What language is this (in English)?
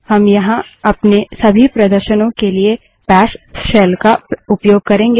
Hindi